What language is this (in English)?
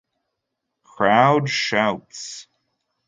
English